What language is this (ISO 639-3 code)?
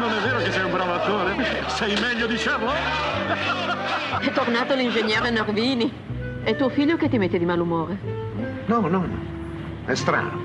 ita